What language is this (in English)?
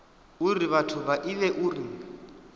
Venda